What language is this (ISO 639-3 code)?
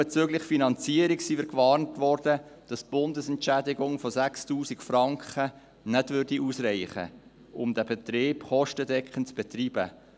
gsw